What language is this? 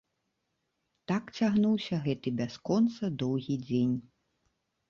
Belarusian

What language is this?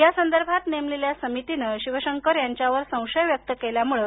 Marathi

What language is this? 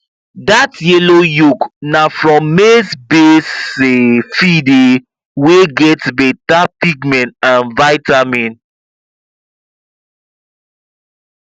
Nigerian Pidgin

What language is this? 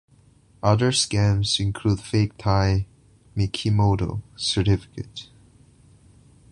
English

